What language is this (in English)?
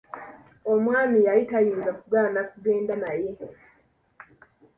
Ganda